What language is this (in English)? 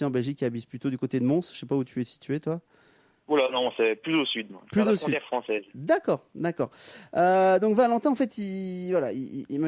French